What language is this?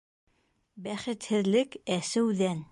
Bashkir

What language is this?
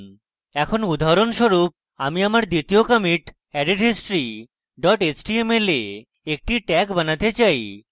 Bangla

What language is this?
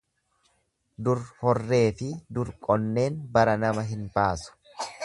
Oromo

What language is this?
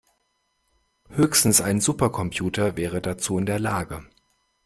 German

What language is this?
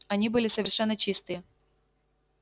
Russian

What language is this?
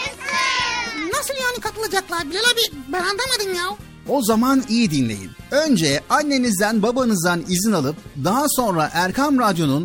Turkish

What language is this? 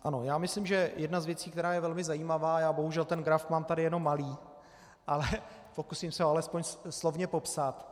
Czech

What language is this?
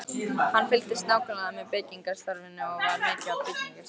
Icelandic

